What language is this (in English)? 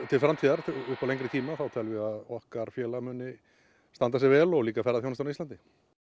Icelandic